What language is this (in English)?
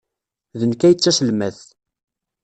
Kabyle